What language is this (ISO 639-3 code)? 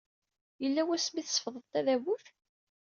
kab